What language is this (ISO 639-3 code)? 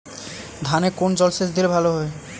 ben